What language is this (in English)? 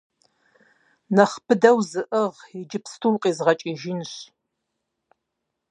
Kabardian